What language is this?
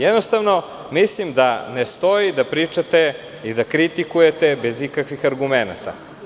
Serbian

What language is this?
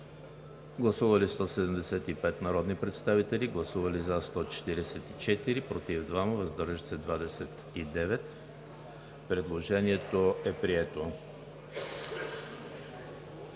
Bulgarian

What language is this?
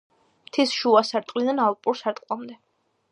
Georgian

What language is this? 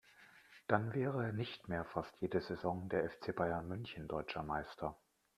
German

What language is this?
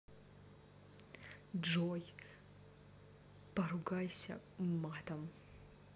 Russian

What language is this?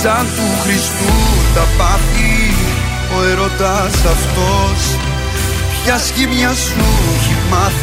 Greek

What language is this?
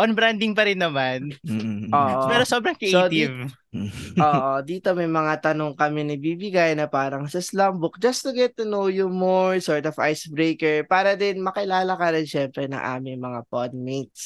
Filipino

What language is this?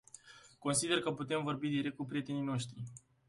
Romanian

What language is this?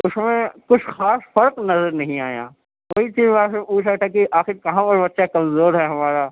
Urdu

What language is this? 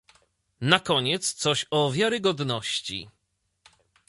Polish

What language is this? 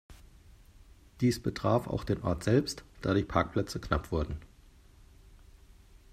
German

